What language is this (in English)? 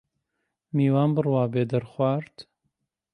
Central Kurdish